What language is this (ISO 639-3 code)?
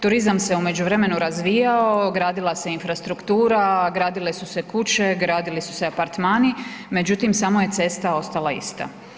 hrv